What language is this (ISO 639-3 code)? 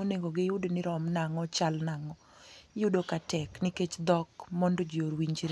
luo